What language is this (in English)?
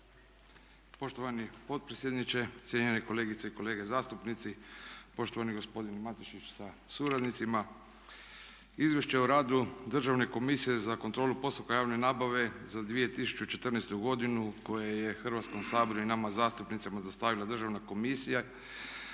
Croatian